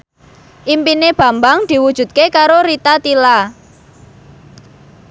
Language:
Javanese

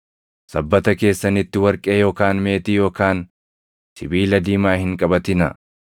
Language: Oromo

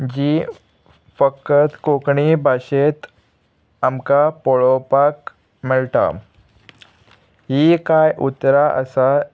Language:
Konkani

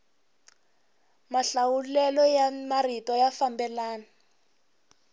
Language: Tsonga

